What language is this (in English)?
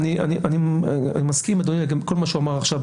Hebrew